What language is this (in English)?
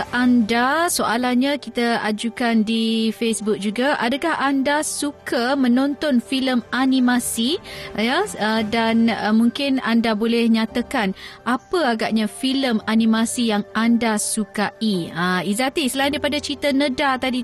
Malay